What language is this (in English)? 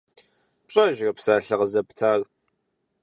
Kabardian